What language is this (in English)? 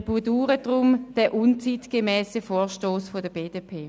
Swiss German